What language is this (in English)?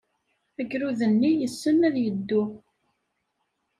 Kabyle